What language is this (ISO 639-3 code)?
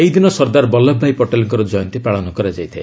ori